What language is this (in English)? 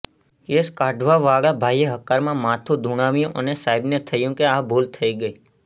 Gujarati